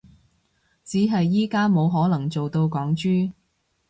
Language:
Cantonese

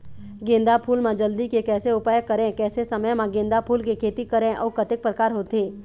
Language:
Chhattisgarhi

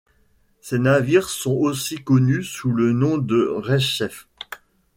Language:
French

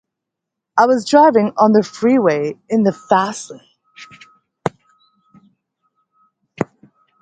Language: English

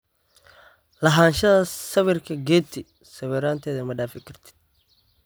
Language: Somali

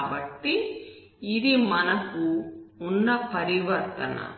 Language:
Telugu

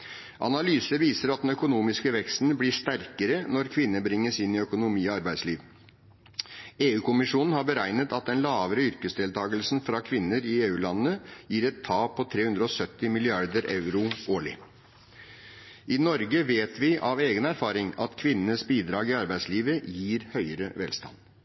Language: Norwegian Bokmål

